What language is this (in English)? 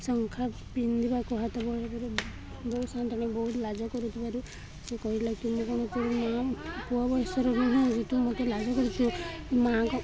Odia